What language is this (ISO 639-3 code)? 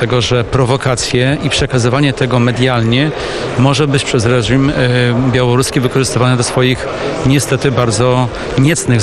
pol